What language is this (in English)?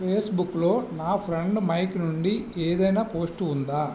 Telugu